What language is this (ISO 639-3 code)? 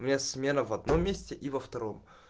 rus